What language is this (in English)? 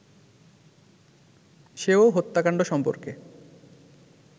Bangla